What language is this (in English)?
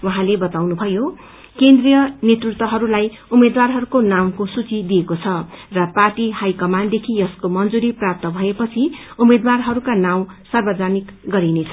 Nepali